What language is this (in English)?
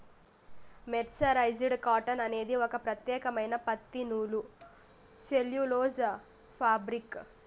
Telugu